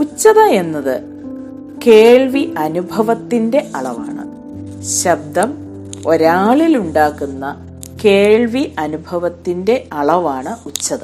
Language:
Malayalam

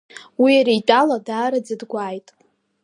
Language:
Abkhazian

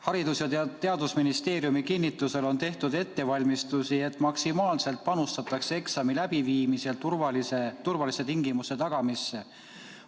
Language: Estonian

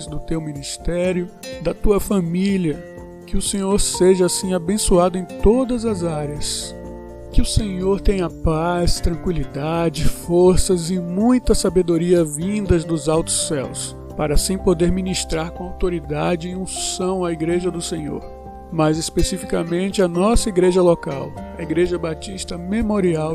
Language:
Portuguese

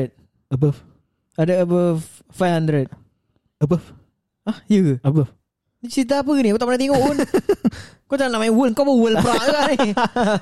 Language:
Malay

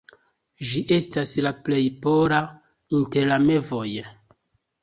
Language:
Esperanto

